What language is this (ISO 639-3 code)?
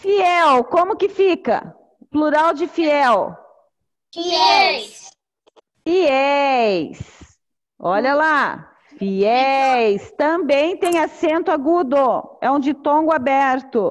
por